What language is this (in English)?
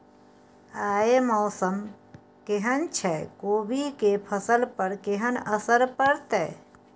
Maithili